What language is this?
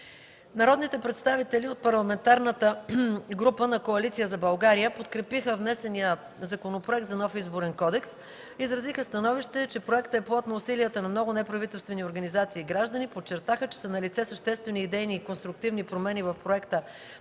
Bulgarian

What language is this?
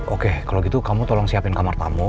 Indonesian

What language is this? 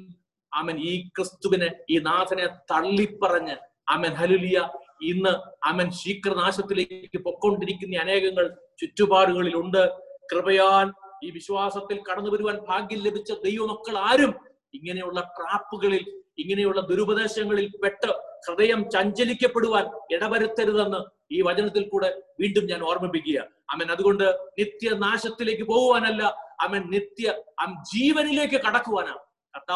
Malayalam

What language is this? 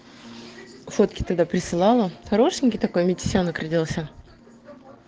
Russian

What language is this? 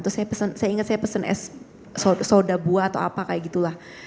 Indonesian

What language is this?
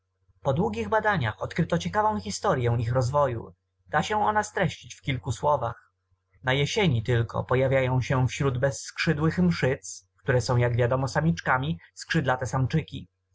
Polish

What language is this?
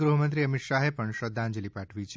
Gujarati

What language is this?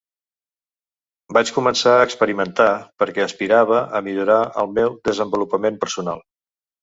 Catalan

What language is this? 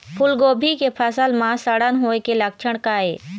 Chhattisgarhi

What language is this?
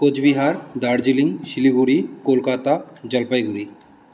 Sanskrit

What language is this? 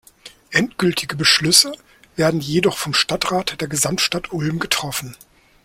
German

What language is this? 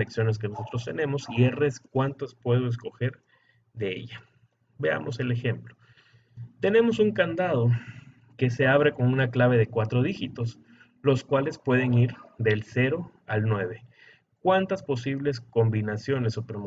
Spanish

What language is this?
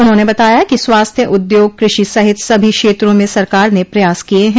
Hindi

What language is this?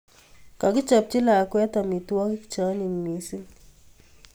Kalenjin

